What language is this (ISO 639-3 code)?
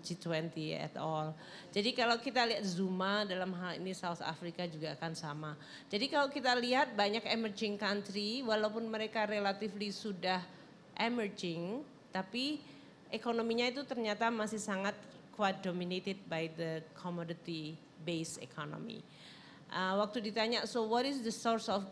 ind